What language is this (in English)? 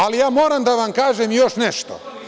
Serbian